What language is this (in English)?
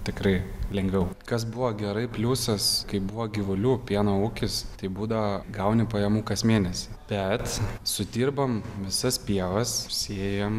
Lithuanian